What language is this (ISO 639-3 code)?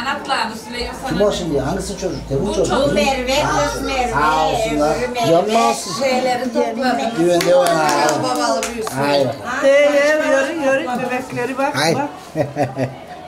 tur